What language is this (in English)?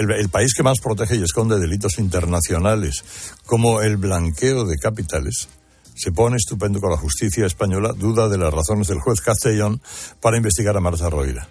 Spanish